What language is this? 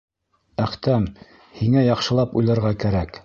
Bashkir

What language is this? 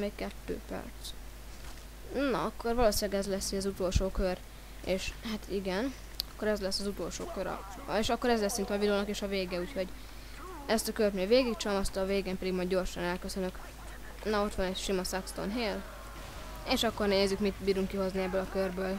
Hungarian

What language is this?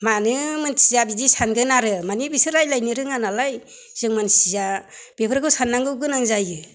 Bodo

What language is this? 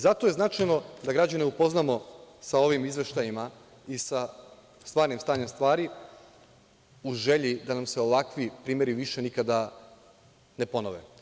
Serbian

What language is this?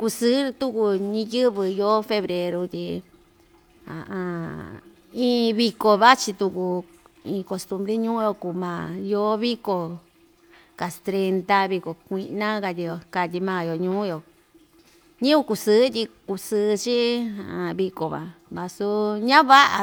Ixtayutla Mixtec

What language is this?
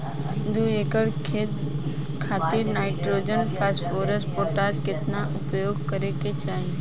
Bhojpuri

